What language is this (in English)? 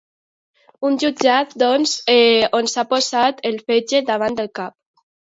Catalan